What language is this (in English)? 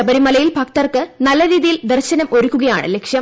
Malayalam